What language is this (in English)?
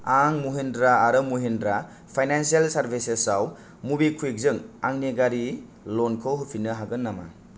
Bodo